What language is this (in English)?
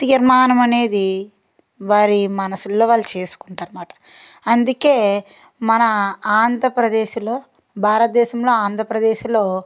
Telugu